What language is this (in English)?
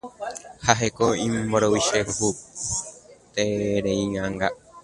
Guarani